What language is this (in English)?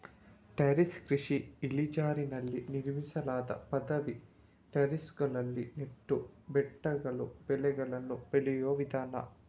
Kannada